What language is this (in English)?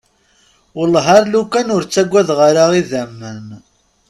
Kabyle